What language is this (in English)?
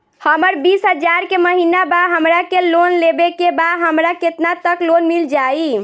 Bhojpuri